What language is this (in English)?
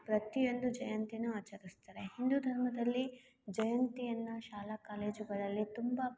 Kannada